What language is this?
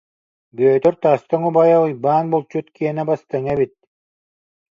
Yakut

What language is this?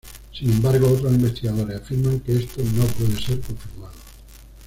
Spanish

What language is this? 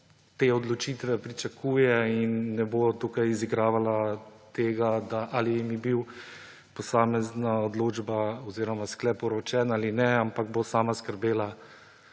Slovenian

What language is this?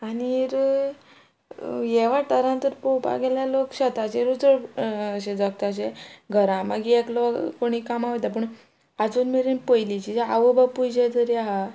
Konkani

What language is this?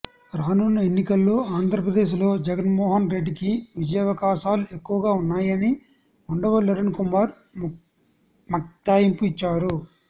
Telugu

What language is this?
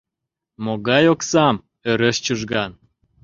Mari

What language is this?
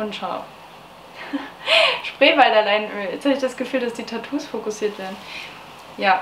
German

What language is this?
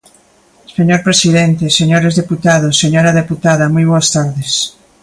Galician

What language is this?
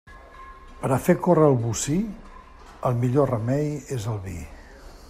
Catalan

